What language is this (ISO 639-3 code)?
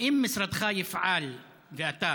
heb